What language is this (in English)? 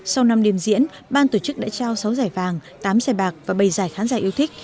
Vietnamese